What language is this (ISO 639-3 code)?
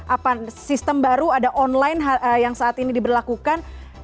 ind